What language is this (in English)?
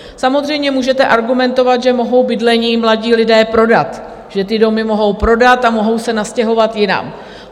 Czech